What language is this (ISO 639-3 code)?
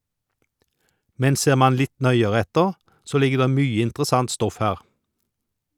nor